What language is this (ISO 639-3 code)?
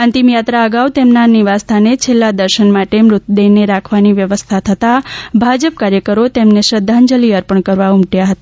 guj